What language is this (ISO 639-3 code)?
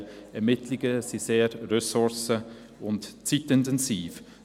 gsw